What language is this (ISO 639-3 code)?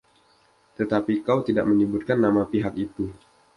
ind